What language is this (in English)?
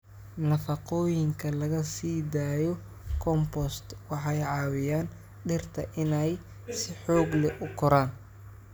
Somali